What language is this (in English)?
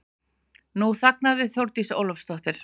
Icelandic